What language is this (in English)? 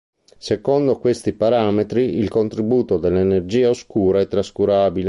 Italian